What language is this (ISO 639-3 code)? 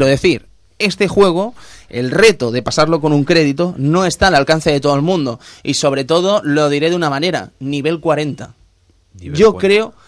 spa